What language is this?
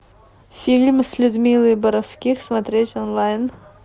Russian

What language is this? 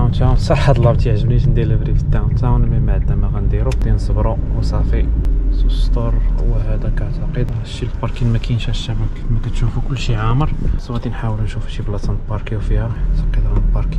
Arabic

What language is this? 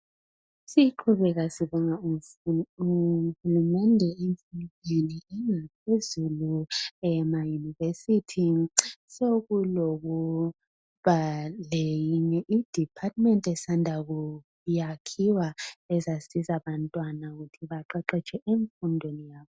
North Ndebele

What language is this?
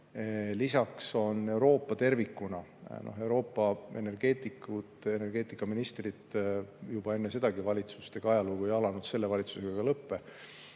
Estonian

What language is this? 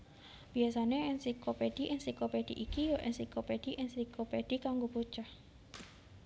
Javanese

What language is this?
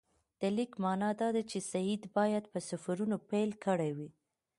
Pashto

